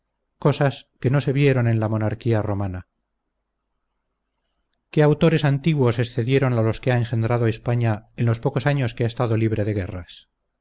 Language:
Spanish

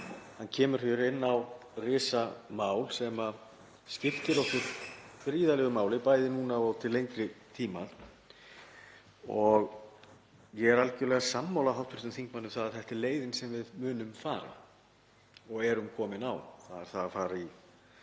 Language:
Icelandic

